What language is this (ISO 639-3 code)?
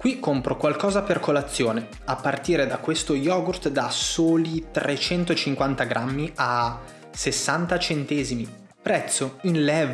ita